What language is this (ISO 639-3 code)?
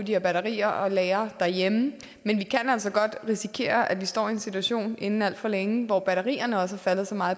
dan